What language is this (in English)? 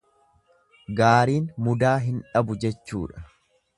Oromo